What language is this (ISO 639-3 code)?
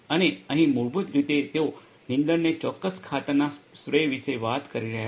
guj